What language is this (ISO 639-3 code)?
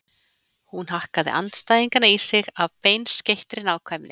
isl